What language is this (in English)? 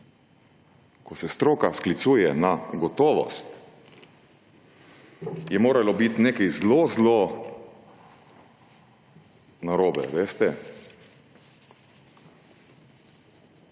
Slovenian